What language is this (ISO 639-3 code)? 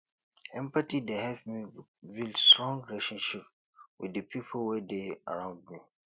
pcm